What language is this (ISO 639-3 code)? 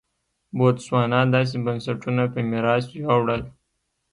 pus